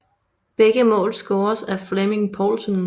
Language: Danish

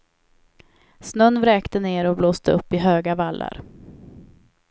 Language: Swedish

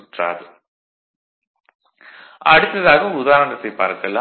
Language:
Tamil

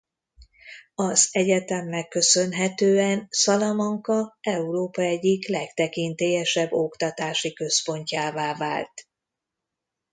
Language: Hungarian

